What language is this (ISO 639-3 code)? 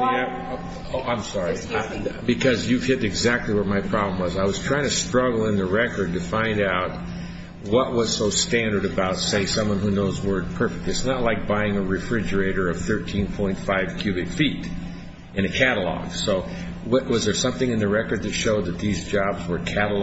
eng